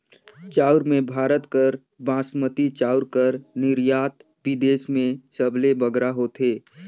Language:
Chhattisgarhi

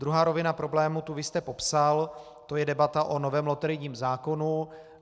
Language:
Czech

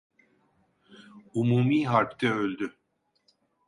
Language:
Turkish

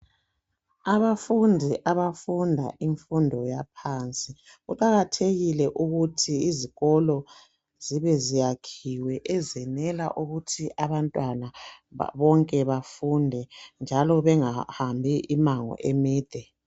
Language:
North Ndebele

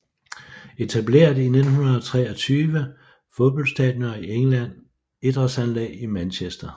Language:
Danish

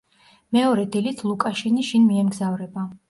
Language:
Georgian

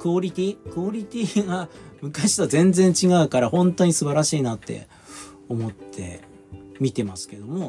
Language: Japanese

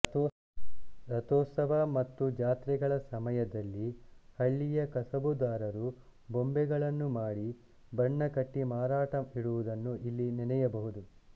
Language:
Kannada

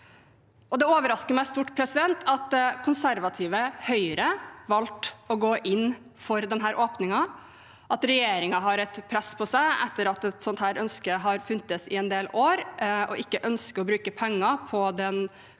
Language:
Norwegian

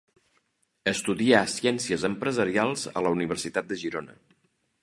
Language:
Catalan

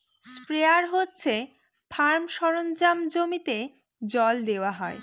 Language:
Bangla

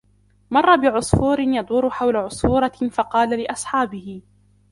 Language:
Arabic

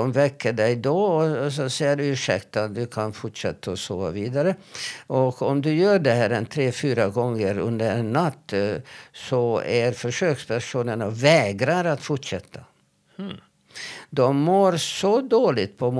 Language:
Swedish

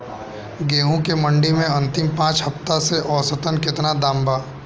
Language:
Bhojpuri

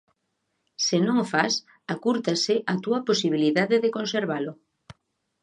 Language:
Galician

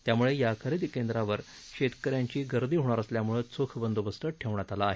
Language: Marathi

